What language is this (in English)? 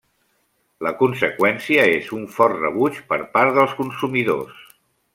Catalan